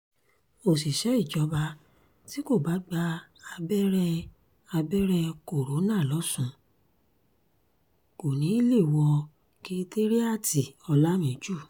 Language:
Yoruba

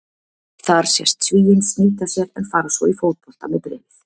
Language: Icelandic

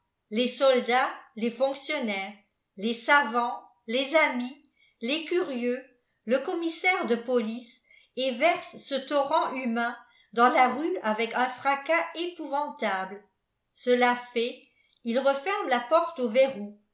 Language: French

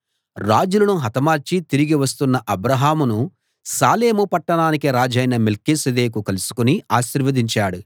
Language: Telugu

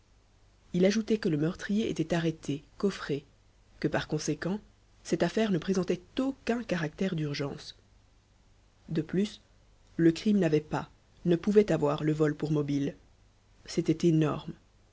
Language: French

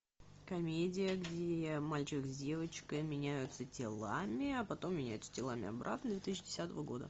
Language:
Russian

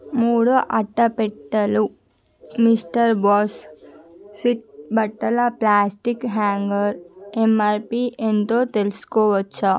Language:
Telugu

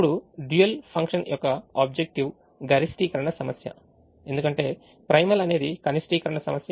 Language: Telugu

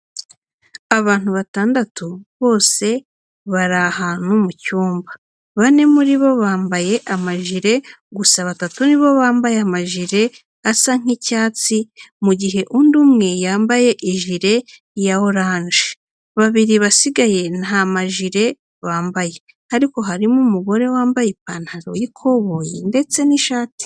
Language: Kinyarwanda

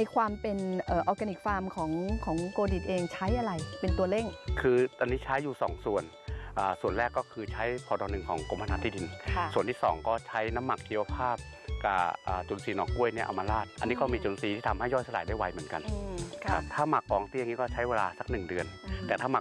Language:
Thai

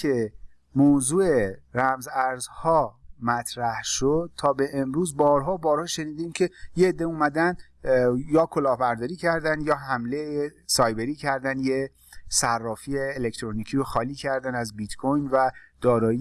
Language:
Persian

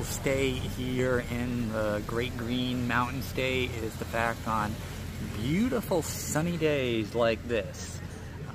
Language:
English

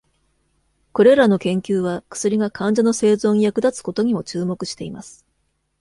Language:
Japanese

